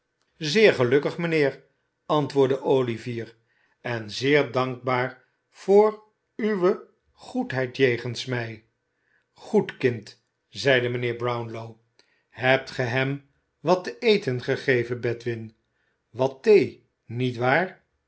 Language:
Dutch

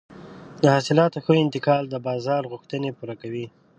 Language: Pashto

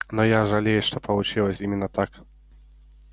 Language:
Russian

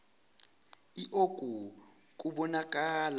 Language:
Zulu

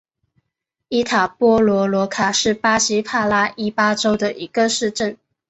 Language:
Chinese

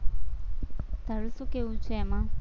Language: Gujarati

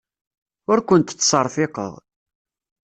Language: Kabyle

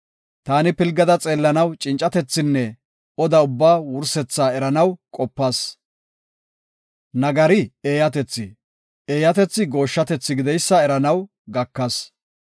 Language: Gofa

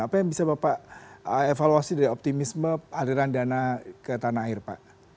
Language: Indonesian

